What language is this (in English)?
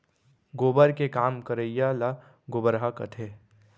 Chhattisgarhi